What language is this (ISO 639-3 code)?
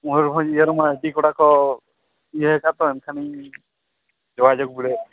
sat